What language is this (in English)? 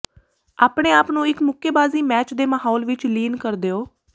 Punjabi